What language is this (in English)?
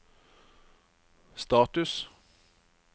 Norwegian